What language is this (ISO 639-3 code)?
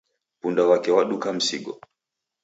dav